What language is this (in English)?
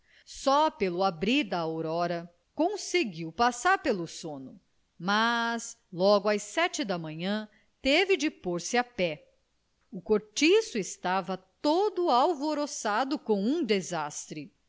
Portuguese